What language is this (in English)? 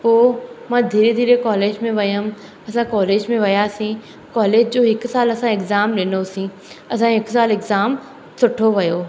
Sindhi